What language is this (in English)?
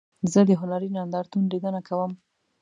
Pashto